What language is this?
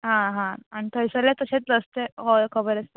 Konkani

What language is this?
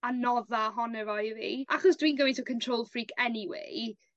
Welsh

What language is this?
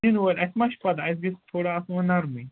Kashmiri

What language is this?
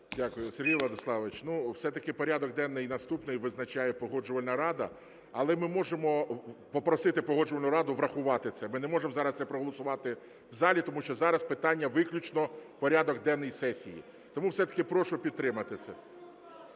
Ukrainian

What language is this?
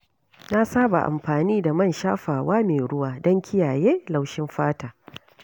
Hausa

